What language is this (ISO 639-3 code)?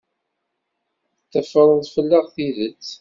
kab